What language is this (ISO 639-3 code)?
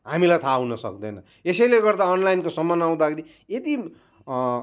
nep